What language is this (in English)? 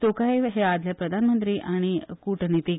Konkani